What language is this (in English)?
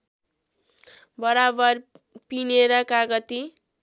Nepali